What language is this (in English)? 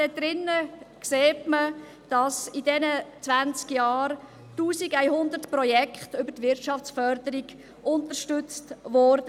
Swiss German